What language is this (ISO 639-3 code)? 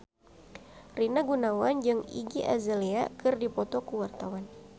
sun